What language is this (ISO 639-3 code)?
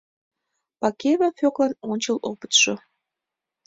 chm